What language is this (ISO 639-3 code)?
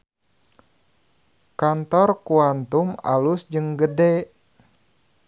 sun